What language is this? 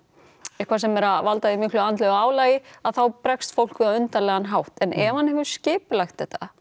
Icelandic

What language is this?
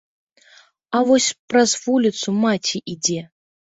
Belarusian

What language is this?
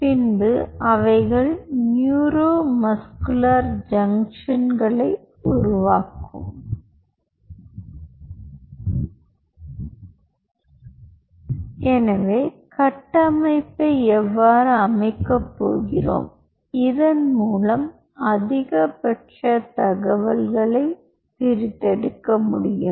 Tamil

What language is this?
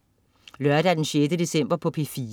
Danish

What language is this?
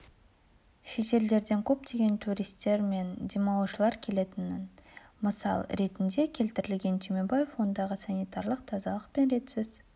Kazakh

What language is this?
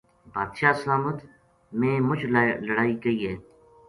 Gujari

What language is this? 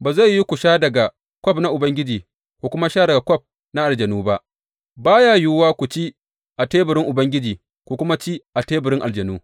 Hausa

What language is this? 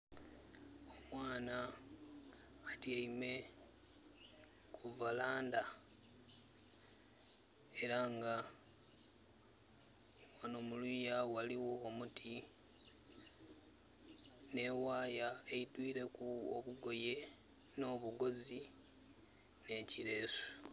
Soga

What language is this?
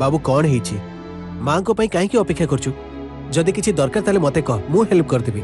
Hindi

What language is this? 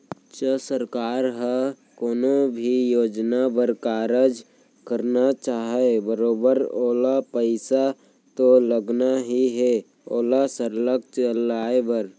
Chhattisgarhi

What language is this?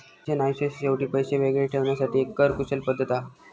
Marathi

